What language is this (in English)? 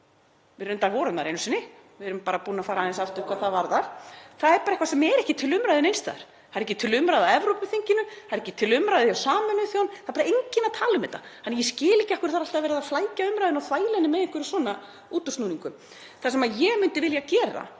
Icelandic